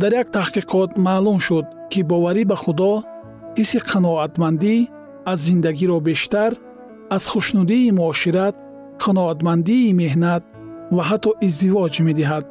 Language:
Persian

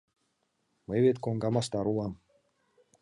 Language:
Mari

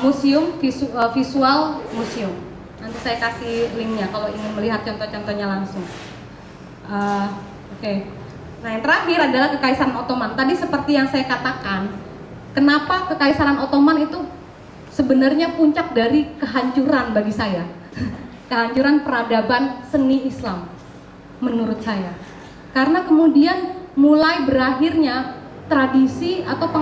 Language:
Indonesian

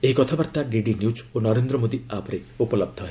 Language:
Odia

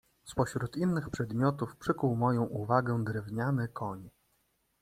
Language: Polish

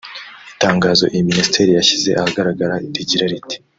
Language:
Kinyarwanda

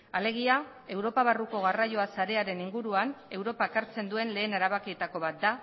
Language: Basque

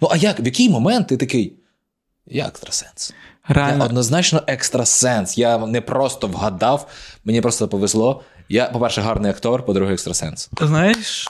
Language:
Ukrainian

